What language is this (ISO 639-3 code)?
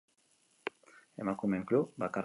eus